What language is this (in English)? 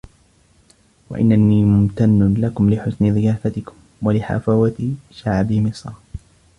Arabic